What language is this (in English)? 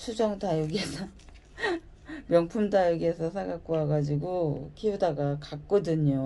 Korean